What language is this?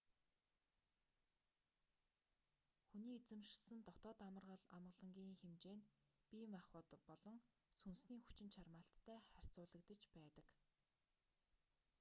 Mongolian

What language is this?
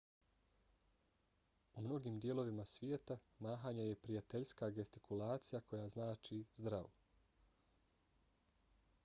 Bosnian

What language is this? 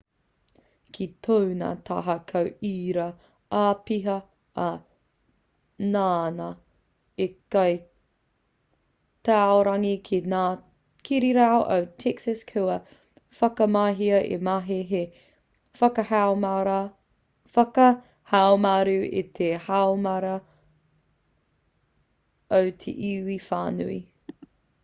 Māori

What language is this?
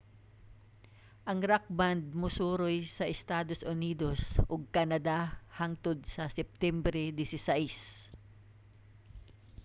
Cebuano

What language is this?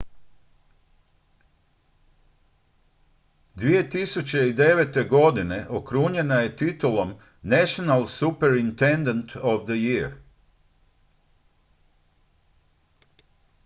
Croatian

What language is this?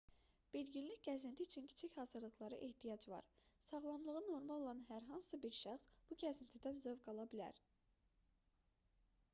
Azerbaijani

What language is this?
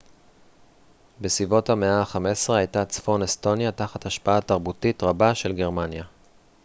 Hebrew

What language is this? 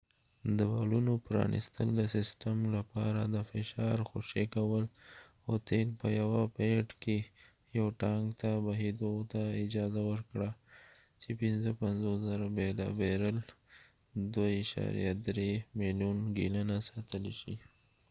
Pashto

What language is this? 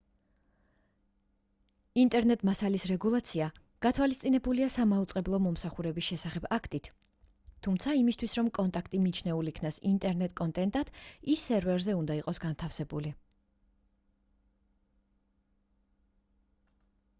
Georgian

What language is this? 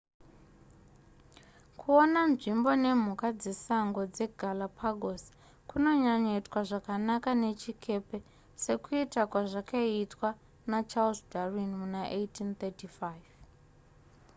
Shona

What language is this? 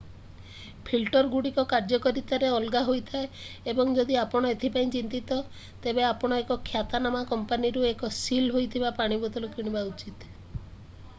Odia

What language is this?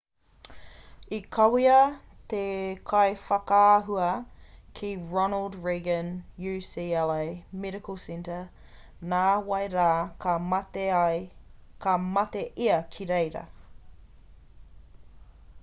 Māori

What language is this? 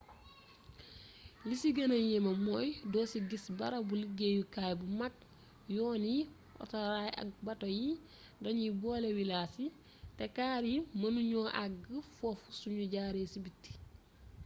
Wolof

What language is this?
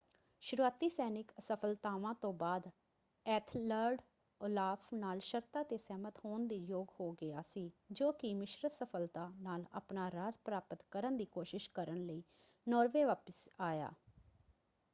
Punjabi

